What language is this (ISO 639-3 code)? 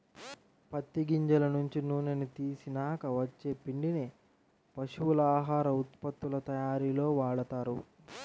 tel